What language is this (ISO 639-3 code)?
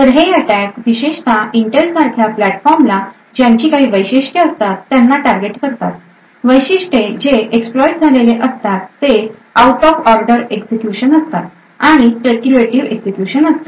mar